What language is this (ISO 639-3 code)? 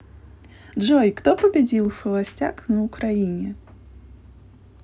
rus